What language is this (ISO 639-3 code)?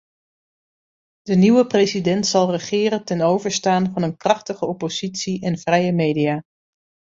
nld